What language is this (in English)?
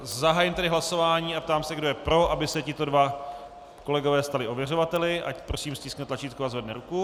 Czech